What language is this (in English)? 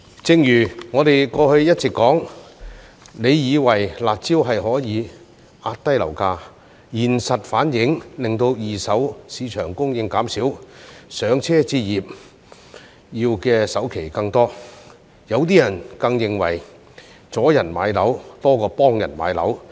Cantonese